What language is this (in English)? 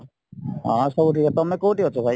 Odia